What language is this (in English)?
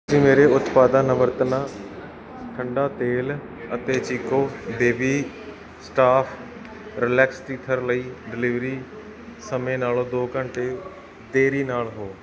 Punjabi